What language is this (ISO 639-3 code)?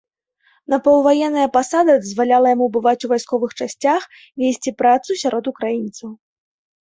bel